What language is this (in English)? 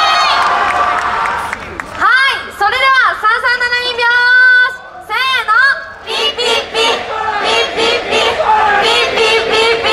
Japanese